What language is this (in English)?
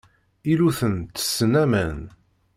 Kabyle